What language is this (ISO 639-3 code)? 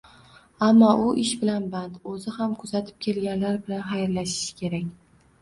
uzb